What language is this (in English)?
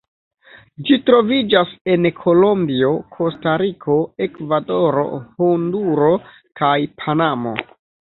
Esperanto